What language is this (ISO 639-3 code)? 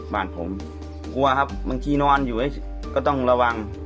tha